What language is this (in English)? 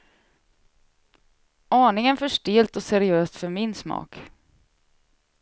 Swedish